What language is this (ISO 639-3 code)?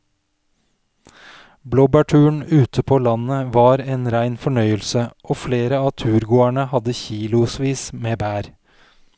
nor